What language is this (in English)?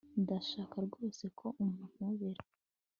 Kinyarwanda